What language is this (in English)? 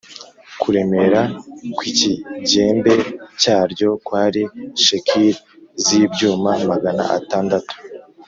Kinyarwanda